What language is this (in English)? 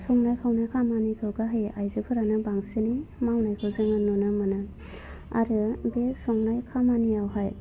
Bodo